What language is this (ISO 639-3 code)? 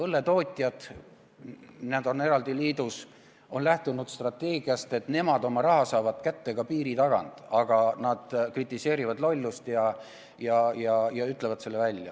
est